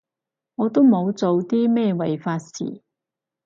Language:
Cantonese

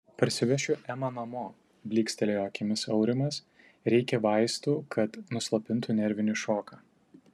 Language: Lithuanian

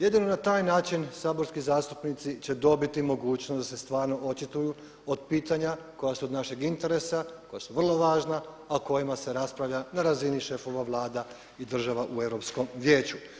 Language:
Croatian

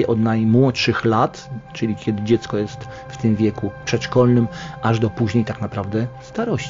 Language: Polish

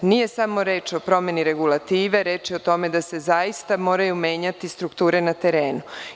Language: Serbian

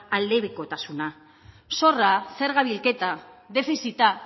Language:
Basque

